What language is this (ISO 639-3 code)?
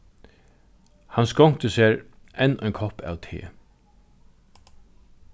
fao